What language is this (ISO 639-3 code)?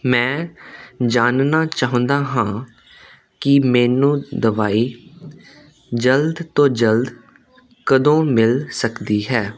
pan